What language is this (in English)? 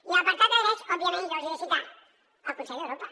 Catalan